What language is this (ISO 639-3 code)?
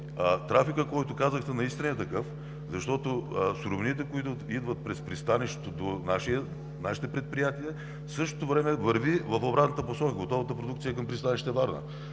bul